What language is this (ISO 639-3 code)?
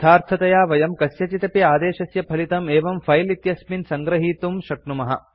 san